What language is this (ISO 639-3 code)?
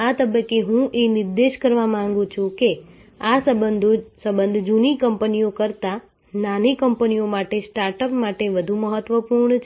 guj